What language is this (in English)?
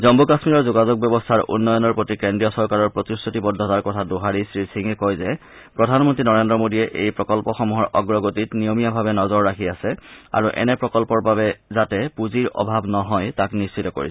Assamese